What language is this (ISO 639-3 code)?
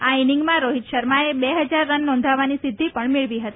guj